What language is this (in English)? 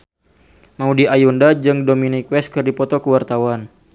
Sundanese